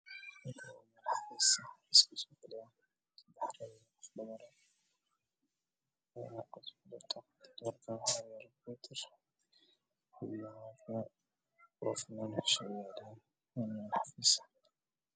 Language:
Somali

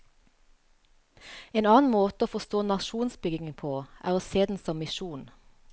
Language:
Norwegian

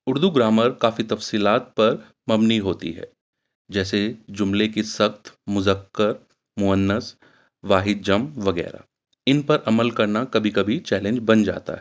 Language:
Urdu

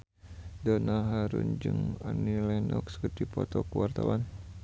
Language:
Sundanese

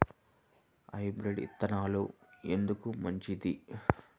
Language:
Telugu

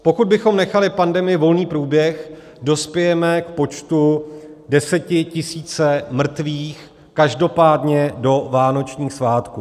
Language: Czech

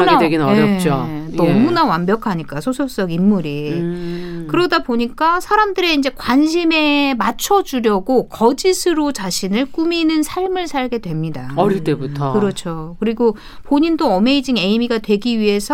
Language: Korean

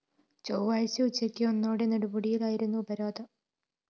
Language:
Malayalam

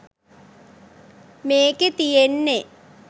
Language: Sinhala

